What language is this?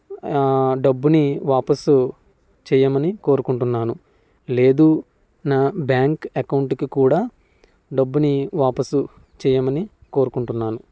Telugu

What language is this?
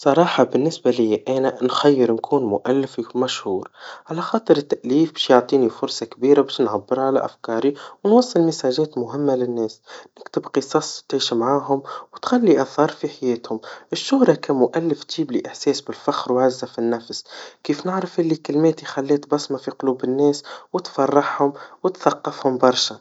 Tunisian Arabic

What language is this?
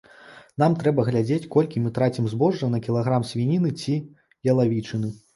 Belarusian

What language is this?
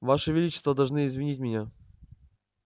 Russian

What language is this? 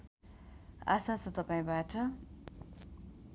Nepali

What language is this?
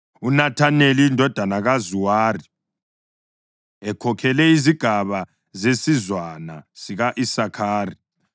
North Ndebele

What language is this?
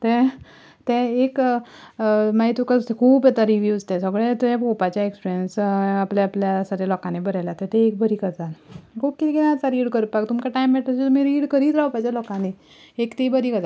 Konkani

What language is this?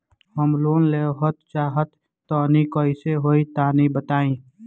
Bhojpuri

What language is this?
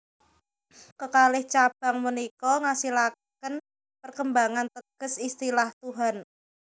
Javanese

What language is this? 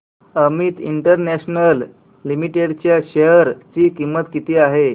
Marathi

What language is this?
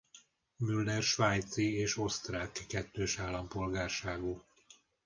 Hungarian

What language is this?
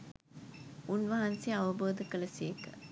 Sinhala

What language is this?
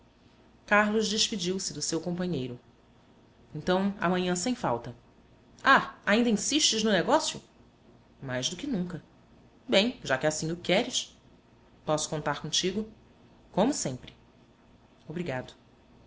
Portuguese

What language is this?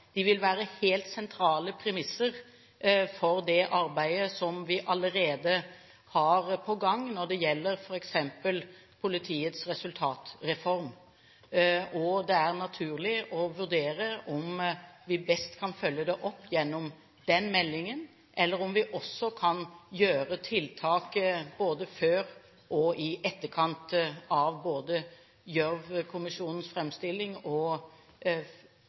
Norwegian Bokmål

